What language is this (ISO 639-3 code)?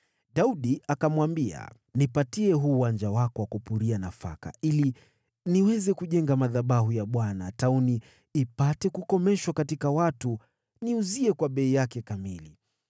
swa